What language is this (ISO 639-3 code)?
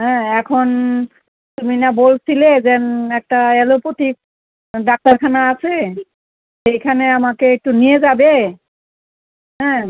ben